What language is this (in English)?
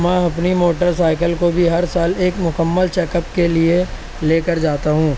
Urdu